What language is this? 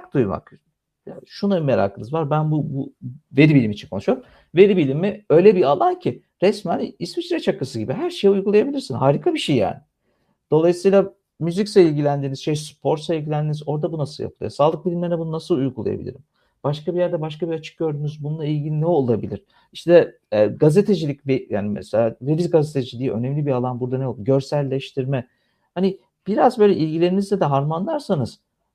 Turkish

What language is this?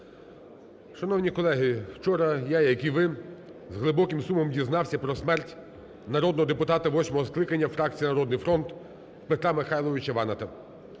Ukrainian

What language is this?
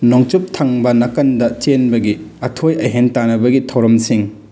Manipuri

